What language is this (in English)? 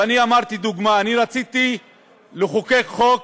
Hebrew